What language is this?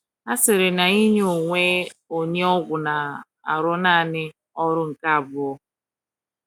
Igbo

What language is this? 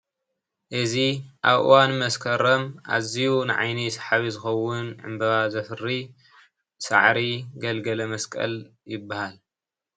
Tigrinya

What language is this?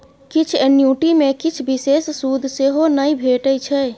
Maithili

